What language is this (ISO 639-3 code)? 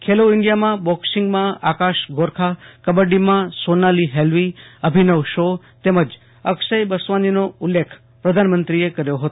guj